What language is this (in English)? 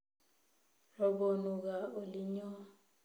Kalenjin